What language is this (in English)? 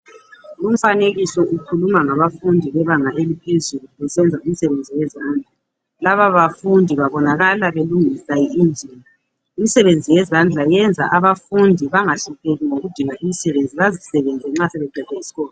North Ndebele